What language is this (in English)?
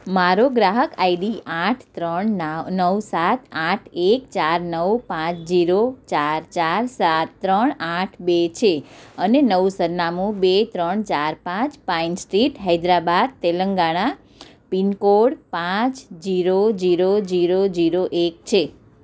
Gujarati